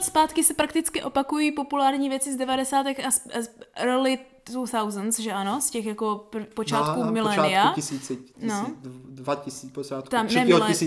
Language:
Czech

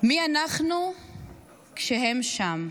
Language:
Hebrew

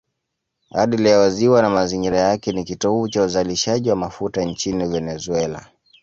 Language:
Swahili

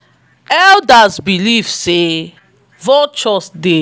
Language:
Nigerian Pidgin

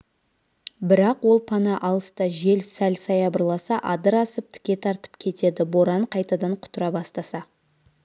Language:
Kazakh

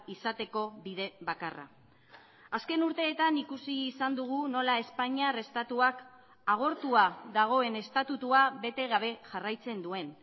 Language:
Basque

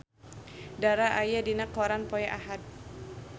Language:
Sundanese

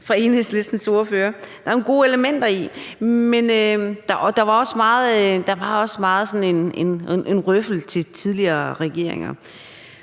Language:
Danish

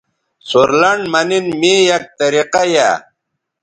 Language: Bateri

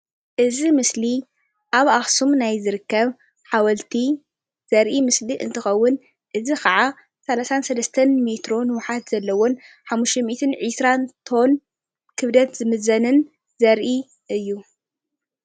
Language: Tigrinya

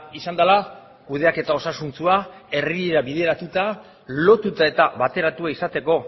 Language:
Basque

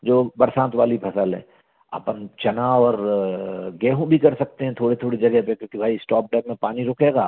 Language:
Hindi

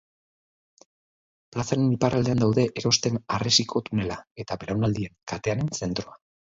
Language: Basque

